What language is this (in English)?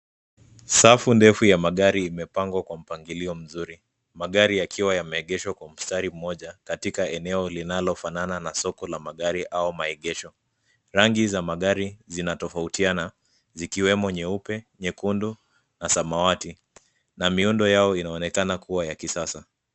Swahili